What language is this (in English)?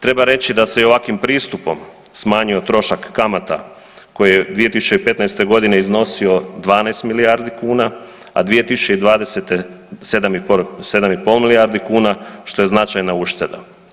Croatian